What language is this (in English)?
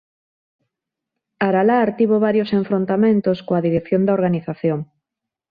Galician